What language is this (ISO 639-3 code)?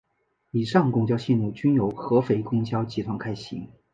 zho